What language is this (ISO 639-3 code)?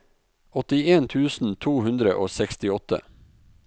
nor